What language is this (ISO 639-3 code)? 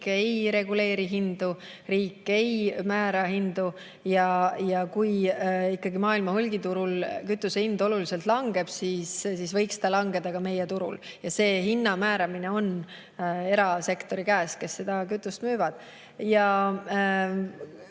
est